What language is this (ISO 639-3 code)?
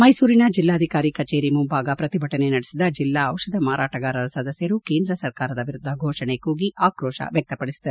kan